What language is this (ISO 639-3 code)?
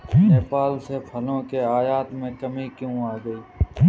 hin